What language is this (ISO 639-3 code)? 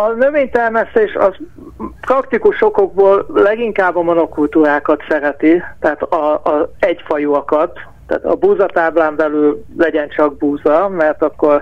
hun